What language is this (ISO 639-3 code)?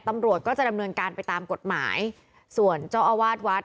tha